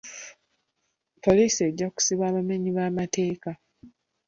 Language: Ganda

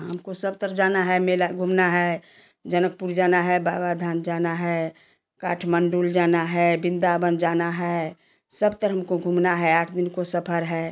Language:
Hindi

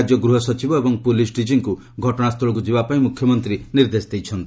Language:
Odia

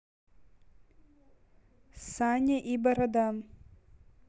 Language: Russian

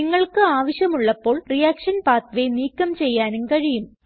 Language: Malayalam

